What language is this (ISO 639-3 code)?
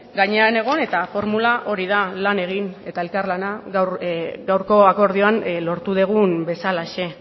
eus